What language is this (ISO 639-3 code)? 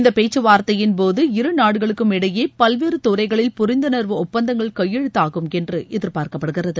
tam